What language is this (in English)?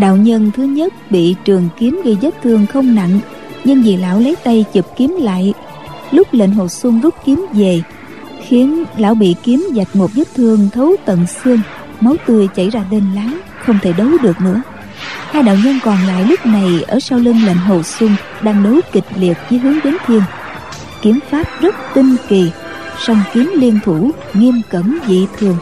Vietnamese